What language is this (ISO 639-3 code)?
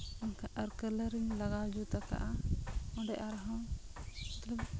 sat